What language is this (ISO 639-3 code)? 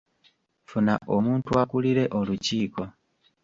lug